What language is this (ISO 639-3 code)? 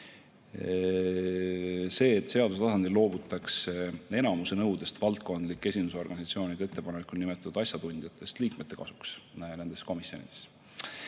est